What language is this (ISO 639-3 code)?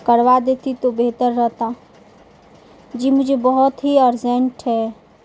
urd